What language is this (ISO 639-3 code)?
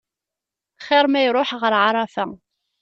kab